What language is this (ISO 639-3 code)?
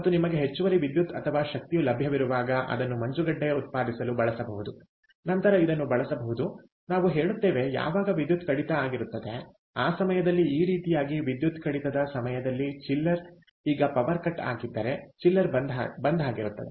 kan